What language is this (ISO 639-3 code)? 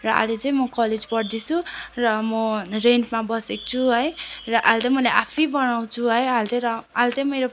nep